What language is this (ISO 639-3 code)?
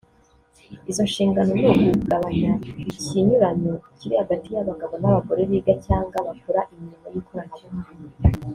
kin